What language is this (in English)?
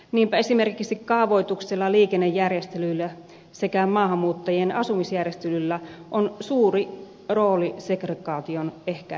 Finnish